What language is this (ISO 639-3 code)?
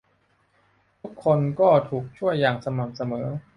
tha